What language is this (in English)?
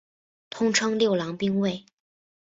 Chinese